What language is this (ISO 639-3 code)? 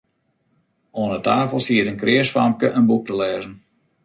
fry